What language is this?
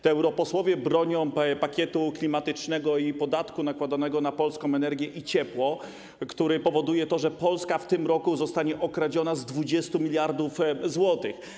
Polish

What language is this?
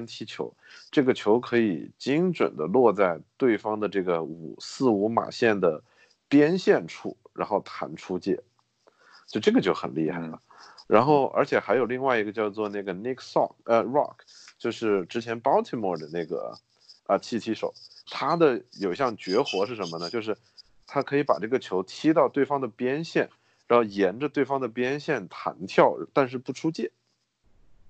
Chinese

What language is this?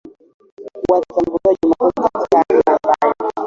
Swahili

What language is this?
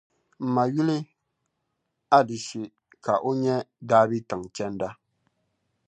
Dagbani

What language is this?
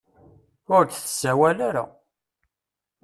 Kabyle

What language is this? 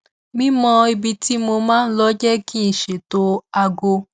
Yoruba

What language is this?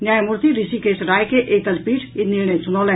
Maithili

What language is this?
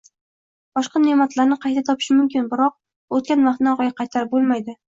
Uzbek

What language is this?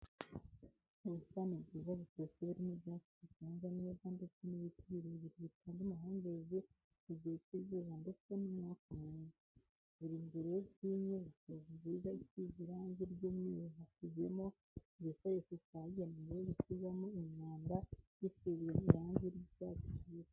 Kinyarwanda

